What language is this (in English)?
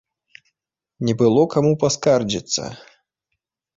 Belarusian